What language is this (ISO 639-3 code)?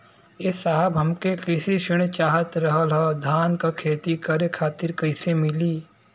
bho